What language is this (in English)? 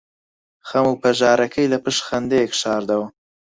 Central Kurdish